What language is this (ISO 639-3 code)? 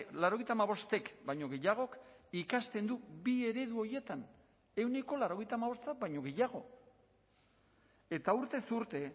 eus